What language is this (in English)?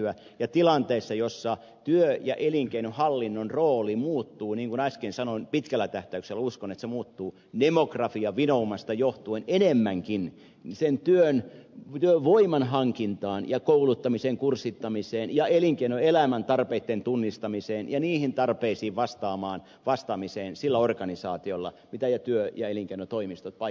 Finnish